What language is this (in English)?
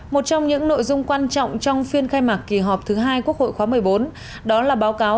Vietnamese